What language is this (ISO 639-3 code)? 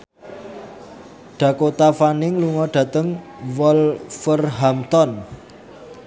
jav